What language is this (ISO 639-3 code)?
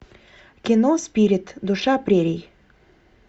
rus